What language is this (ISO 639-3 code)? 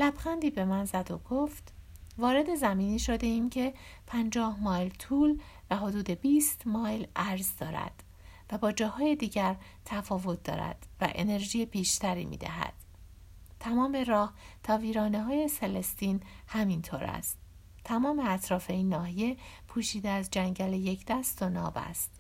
fas